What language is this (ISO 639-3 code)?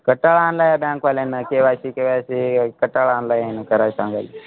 mar